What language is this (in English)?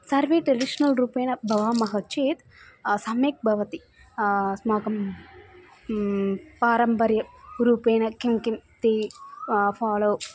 Sanskrit